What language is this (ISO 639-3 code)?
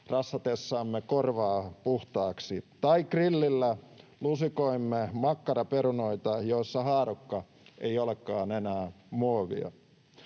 fin